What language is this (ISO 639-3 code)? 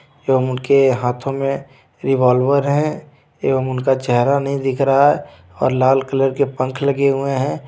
hin